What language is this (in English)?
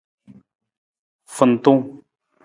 Nawdm